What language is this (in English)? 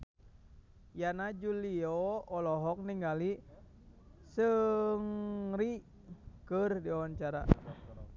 Sundanese